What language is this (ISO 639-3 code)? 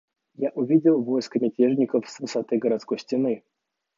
rus